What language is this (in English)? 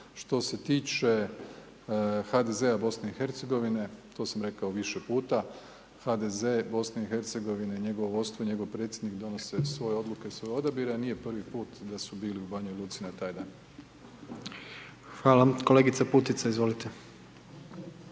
Croatian